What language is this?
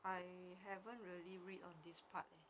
English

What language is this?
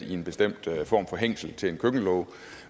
Danish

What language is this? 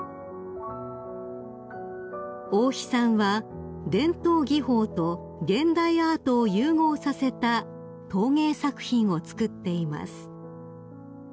Japanese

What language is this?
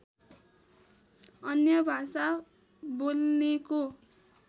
Nepali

